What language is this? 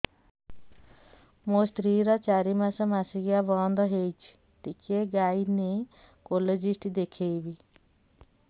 Odia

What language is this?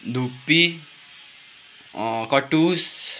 Nepali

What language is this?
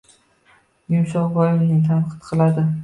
Uzbek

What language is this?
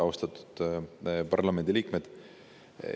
Estonian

